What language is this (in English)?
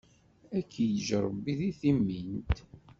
Kabyle